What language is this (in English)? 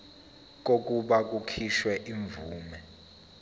Zulu